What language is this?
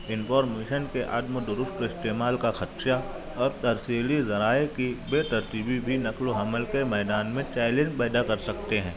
Urdu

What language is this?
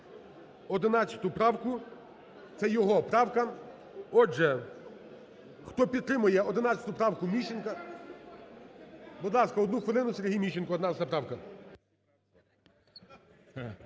Ukrainian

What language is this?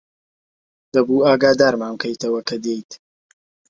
Central Kurdish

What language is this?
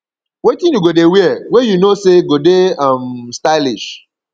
Nigerian Pidgin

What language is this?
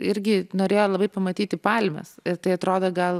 Lithuanian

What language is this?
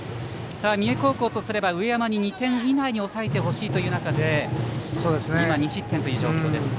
Japanese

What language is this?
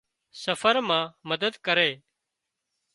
Wadiyara Koli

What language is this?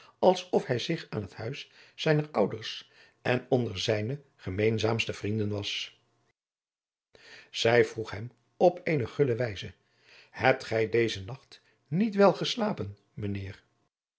Dutch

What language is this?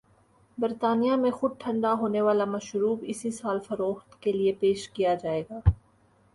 Urdu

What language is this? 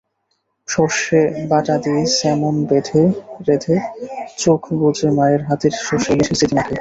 Bangla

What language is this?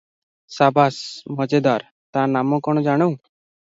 Odia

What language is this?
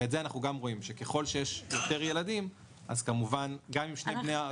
Hebrew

